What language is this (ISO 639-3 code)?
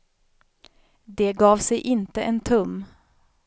swe